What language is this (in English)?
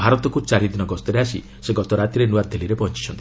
Odia